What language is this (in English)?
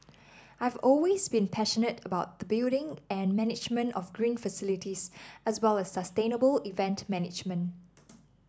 English